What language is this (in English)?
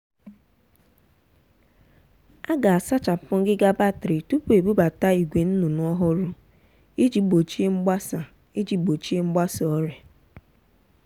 Igbo